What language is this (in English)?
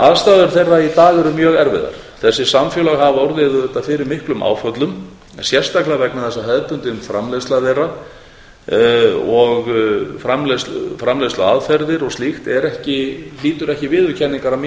Icelandic